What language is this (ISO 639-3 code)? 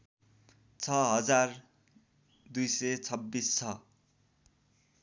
nep